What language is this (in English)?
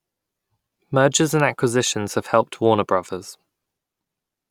English